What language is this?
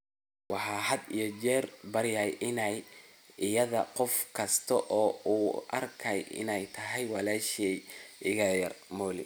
Somali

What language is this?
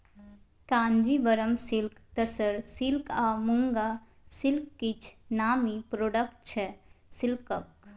Maithili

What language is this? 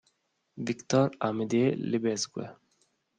Italian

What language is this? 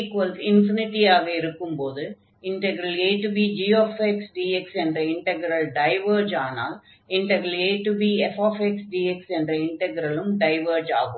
Tamil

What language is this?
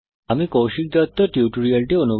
Bangla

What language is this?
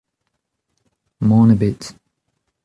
Breton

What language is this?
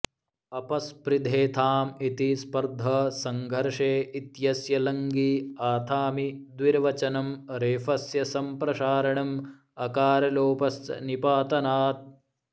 Sanskrit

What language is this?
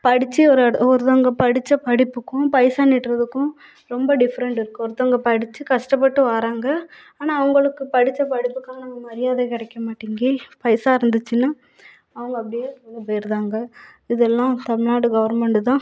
Tamil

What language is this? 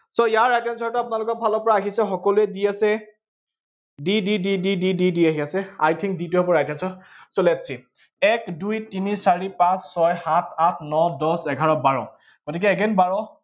Assamese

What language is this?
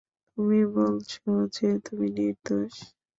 Bangla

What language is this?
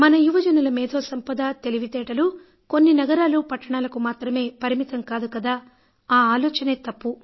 Telugu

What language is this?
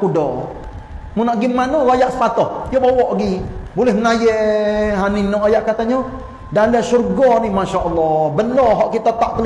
Malay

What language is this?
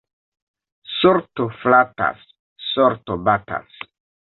Esperanto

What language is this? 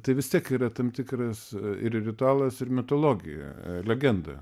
Lithuanian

